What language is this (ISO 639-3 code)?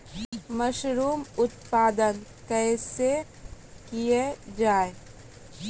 mai